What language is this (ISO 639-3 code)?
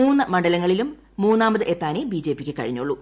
mal